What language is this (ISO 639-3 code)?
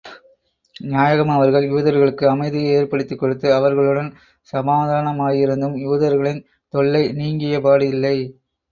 tam